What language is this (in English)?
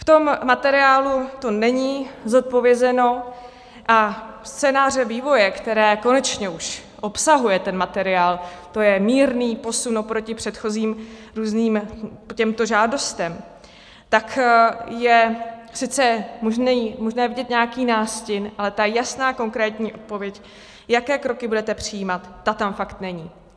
Czech